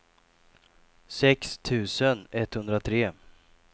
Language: Swedish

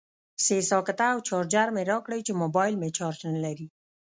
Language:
Pashto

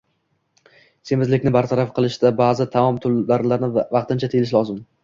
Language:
Uzbek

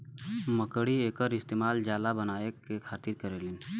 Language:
Bhojpuri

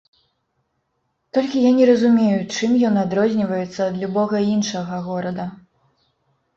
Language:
Belarusian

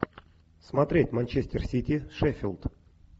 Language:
Russian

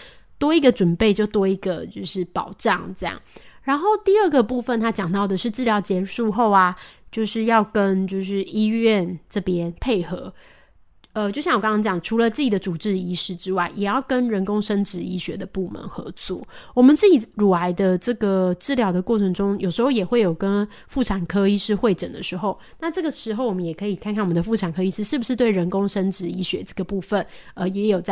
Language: Chinese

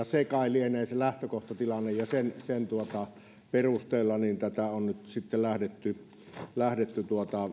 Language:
Finnish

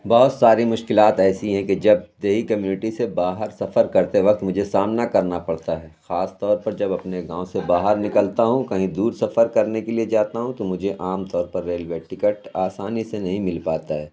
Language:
Urdu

